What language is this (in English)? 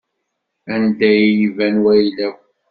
Kabyle